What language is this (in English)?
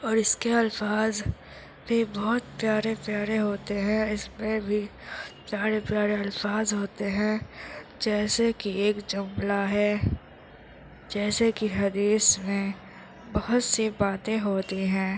Urdu